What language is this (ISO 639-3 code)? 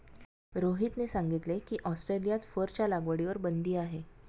mar